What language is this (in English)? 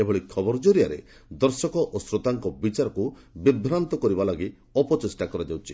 Odia